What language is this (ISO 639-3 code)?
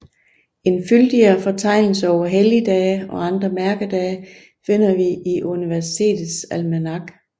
dan